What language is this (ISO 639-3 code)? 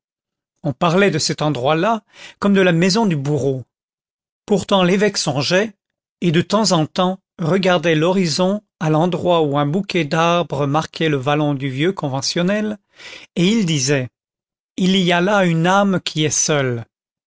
fra